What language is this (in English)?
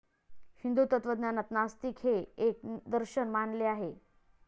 Marathi